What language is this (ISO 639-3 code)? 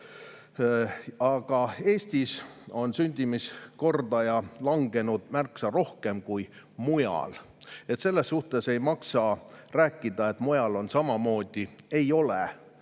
est